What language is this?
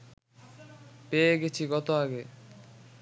Bangla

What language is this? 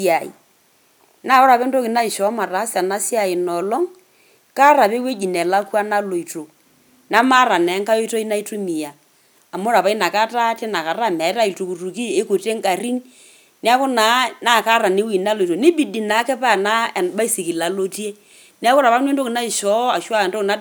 Masai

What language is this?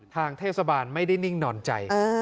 Thai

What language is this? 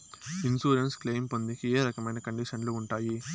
Telugu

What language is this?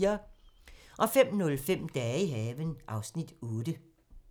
Danish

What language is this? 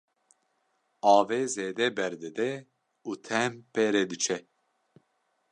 Kurdish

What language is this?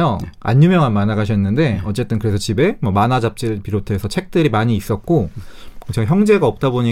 Korean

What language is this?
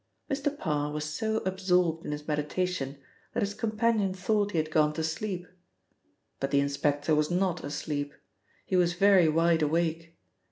English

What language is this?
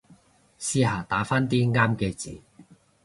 Cantonese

